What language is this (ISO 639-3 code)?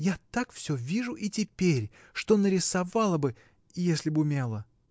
rus